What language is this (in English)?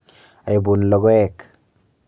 Kalenjin